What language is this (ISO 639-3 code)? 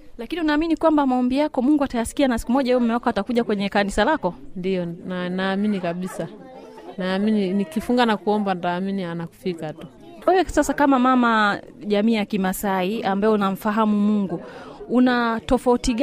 swa